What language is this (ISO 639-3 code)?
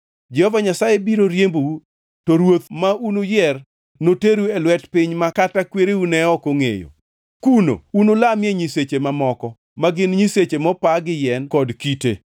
luo